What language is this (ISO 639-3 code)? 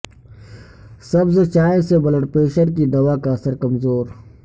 urd